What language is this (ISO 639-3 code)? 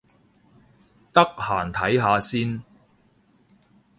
yue